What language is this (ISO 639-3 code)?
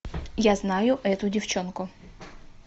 rus